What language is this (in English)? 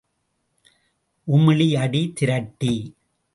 Tamil